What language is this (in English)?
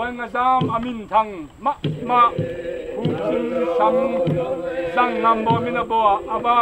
Thai